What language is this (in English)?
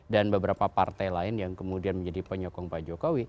Indonesian